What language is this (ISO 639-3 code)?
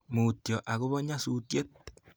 kln